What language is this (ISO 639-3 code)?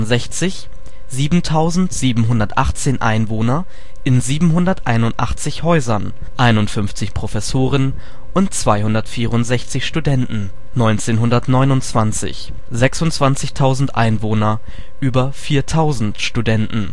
deu